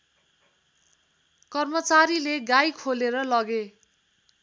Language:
Nepali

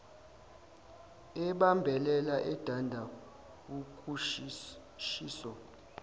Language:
Zulu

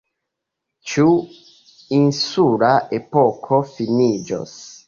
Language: Esperanto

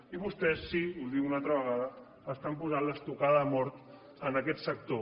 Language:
Catalan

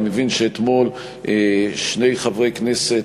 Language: Hebrew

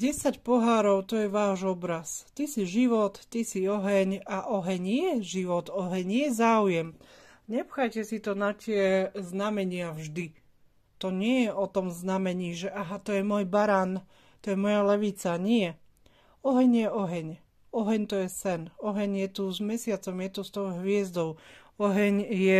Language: Slovak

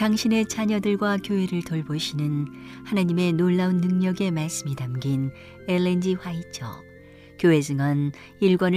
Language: Korean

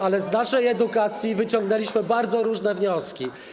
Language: Polish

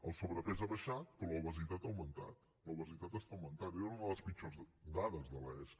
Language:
Catalan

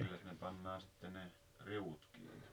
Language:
Finnish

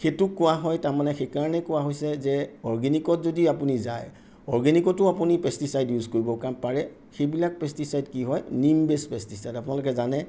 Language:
Assamese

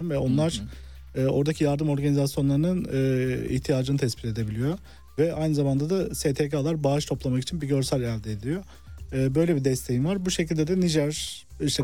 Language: Turkish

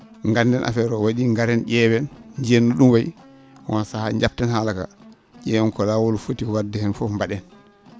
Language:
Fula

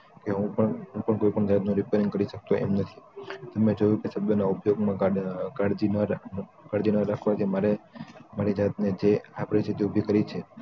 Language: Gujarati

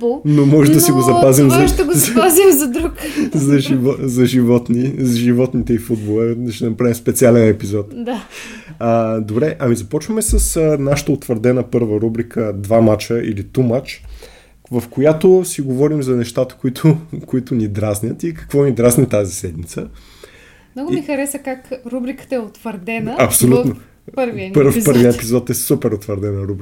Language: Bulgarian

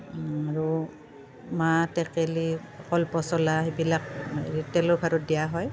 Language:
Assamese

